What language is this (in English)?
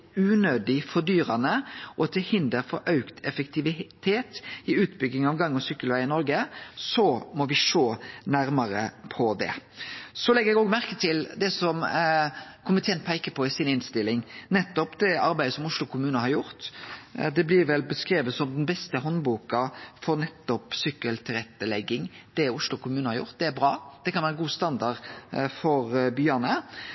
Norwegian Nynorsk